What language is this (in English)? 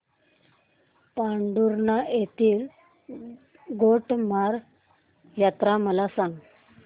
Marathi